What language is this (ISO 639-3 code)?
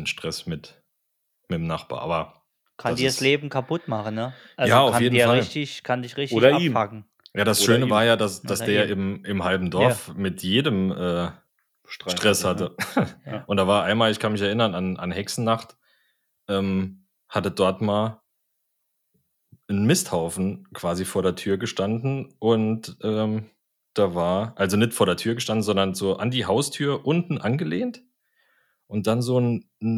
deu